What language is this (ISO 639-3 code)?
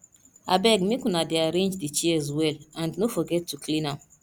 pcm